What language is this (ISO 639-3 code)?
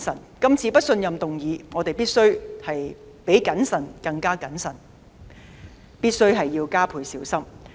yue